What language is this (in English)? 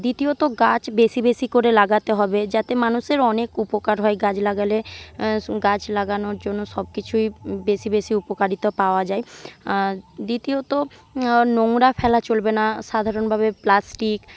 Bangla